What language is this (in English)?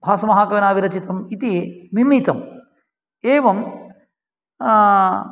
Sanskrit